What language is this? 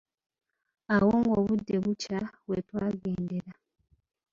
Ganda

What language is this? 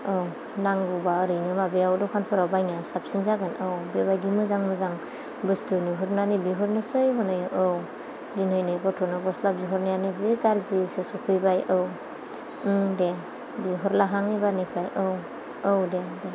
Bodo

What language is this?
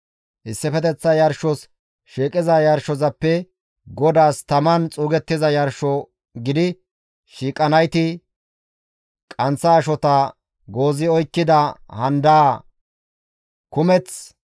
Gamo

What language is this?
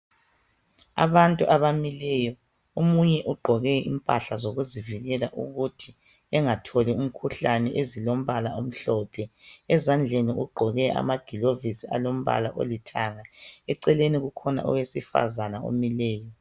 North Ndebele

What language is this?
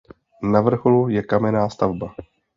Czech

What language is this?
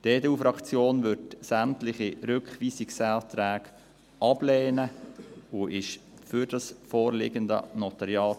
Swiss German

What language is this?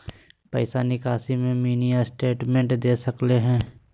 Magahi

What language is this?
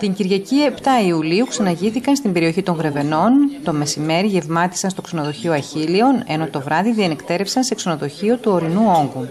Greek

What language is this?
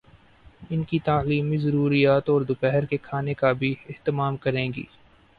Urdu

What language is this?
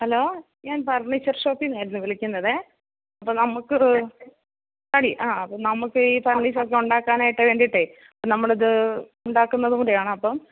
Malayalam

